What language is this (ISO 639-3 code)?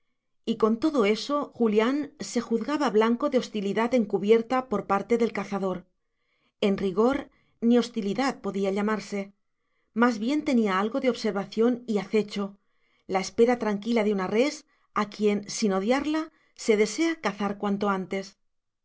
spa